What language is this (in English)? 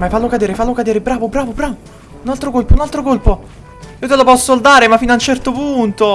Italian